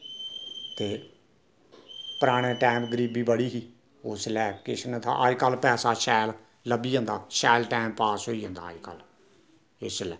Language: Dogri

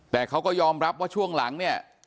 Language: Thai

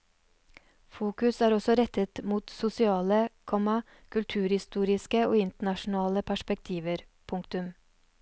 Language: Norwegian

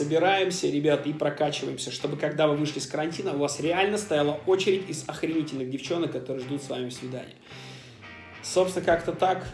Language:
Russian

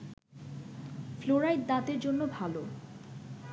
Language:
Bangla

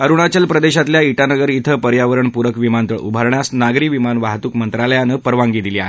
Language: Marathi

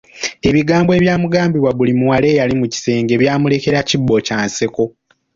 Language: Ganda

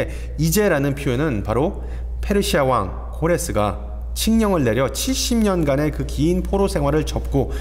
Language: Korean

